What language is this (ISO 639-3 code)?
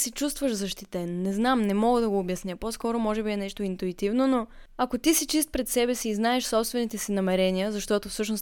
bul